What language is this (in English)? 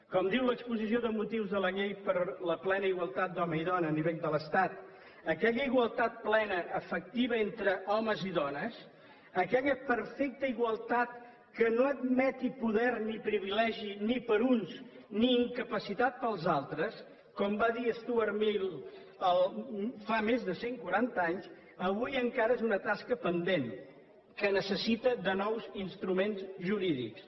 Catalan